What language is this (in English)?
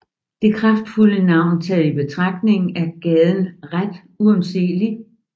Danish